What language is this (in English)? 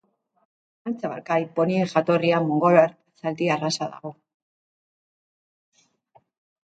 Basque